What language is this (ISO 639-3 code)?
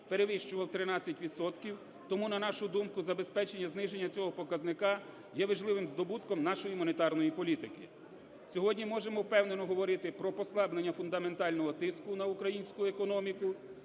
ukr